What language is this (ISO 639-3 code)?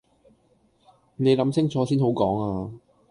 yue